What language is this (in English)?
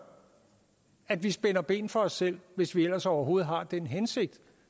Danish